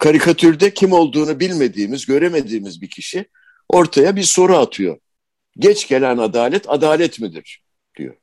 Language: Turkish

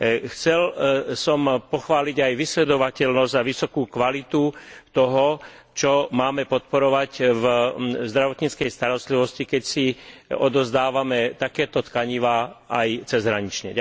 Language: Slovak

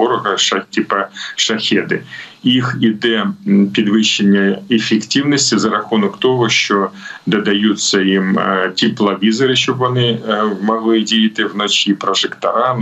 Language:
Ukrainian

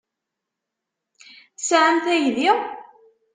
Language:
Kabyle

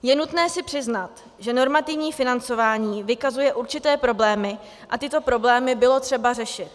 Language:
Czech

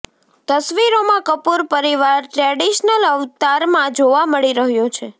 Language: Gujarati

